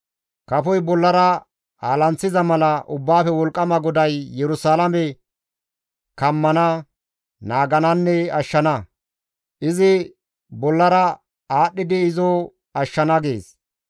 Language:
Gamo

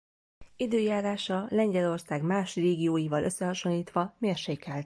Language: Hungarian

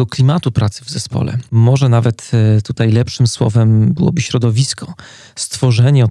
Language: Polish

